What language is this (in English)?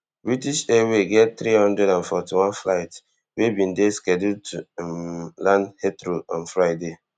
Nigerian Pidgin